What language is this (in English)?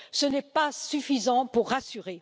French